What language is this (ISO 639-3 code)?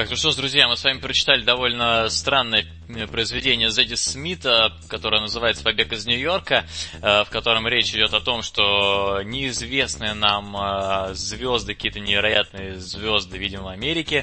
rus